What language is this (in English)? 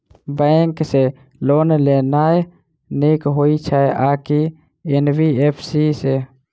Maithili